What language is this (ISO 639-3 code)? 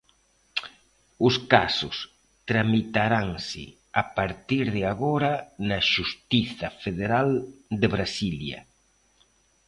glg